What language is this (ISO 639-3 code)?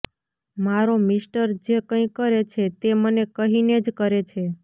guj